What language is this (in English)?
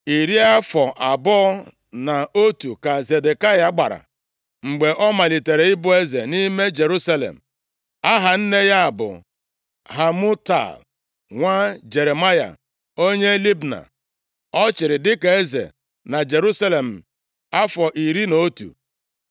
Igbo